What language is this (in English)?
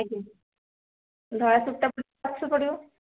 Odia